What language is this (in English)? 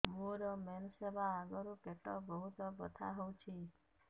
Odia